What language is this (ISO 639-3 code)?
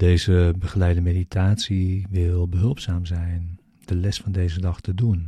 nld